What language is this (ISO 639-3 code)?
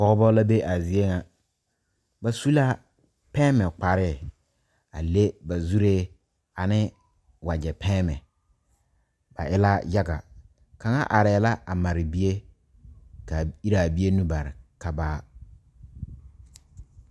dga